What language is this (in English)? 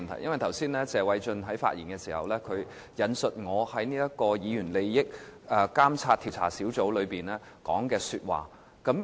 Cantonese